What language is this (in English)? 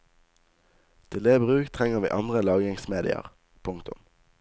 Norwegian